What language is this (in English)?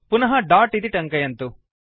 Sanskrit